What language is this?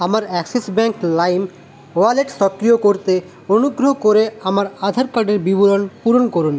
Bangla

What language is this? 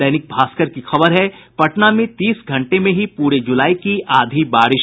Hindi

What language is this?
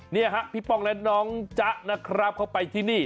Thai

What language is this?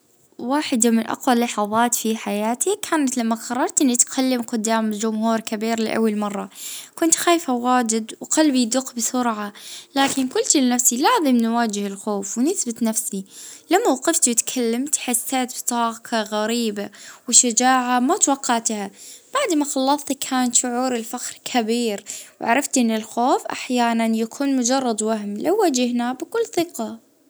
Libyan Arabic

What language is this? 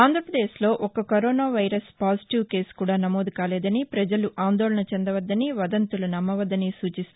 Telugu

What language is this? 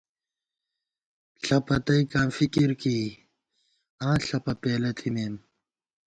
Gawar-Bati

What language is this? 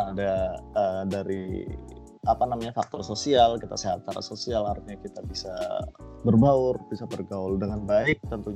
Indonesian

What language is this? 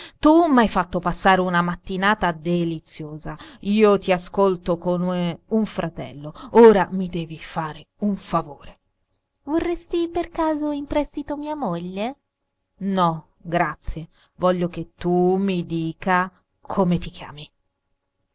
Italian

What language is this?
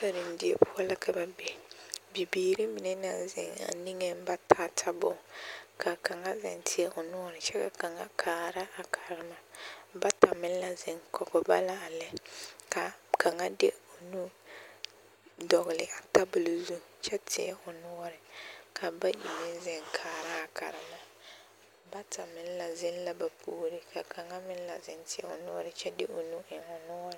Southern Dagaare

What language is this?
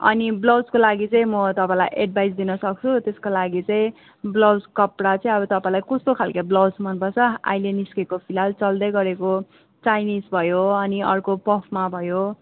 Nepali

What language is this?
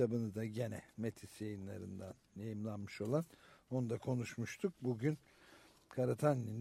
Turkish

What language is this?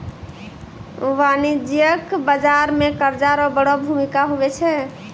Maithili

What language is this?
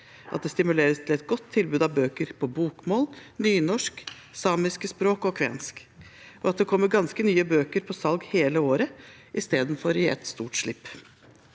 Norwegian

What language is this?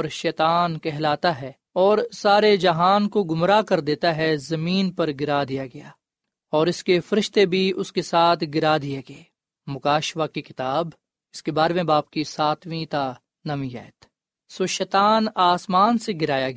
Urdu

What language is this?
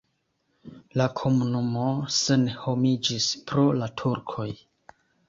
Esperanto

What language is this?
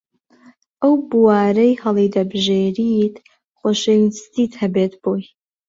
Central Kurdish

